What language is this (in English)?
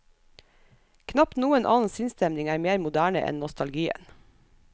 Norwegian